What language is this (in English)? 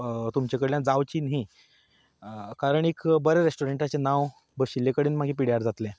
Konkani